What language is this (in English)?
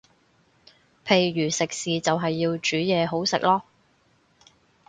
Cantonese